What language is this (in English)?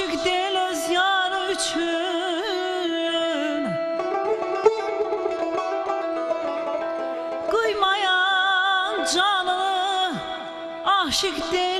Arabic